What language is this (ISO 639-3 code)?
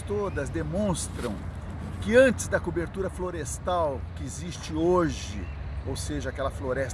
por